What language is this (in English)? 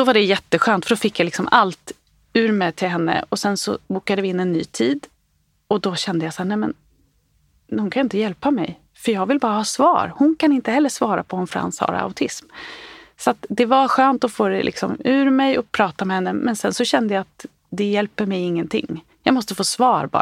Swedish